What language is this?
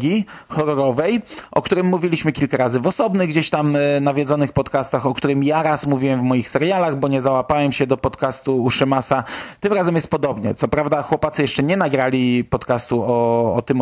Polish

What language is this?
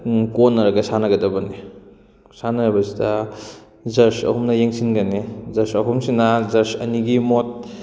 Manipuri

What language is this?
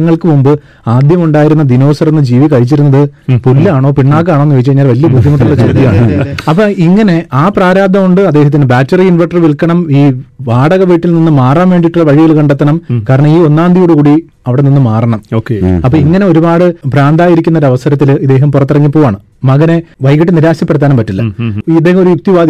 Malayalam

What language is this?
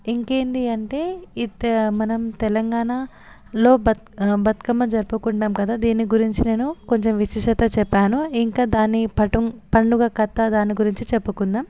Telugu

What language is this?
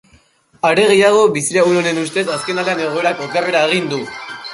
Basque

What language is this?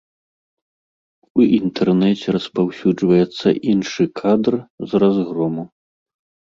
Belarusian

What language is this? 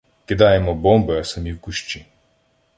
Ukrainian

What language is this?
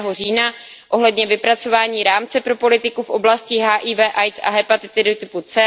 Czech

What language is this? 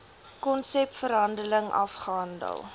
Afrikaans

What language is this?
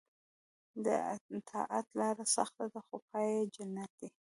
Pashto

